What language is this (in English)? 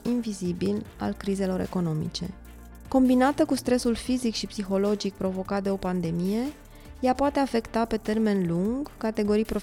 Romanian